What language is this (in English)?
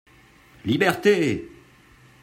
French